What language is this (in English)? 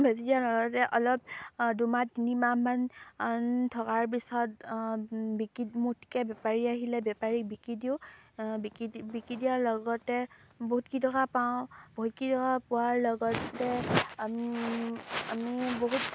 Assamese